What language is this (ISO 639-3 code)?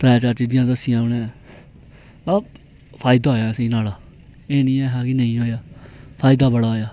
doi